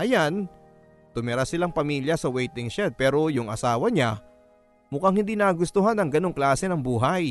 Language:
Filipino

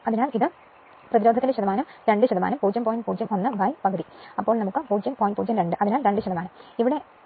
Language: Malayalam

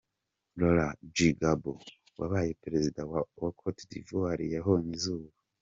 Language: Kinyarwanda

